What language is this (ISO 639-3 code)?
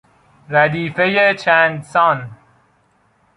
fas